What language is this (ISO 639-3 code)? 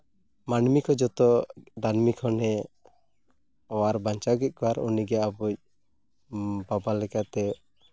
sat